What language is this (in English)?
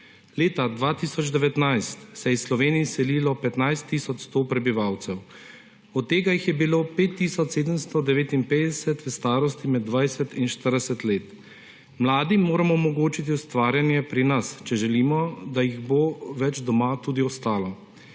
Slovenian